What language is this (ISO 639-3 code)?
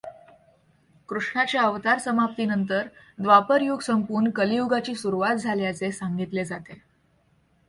mar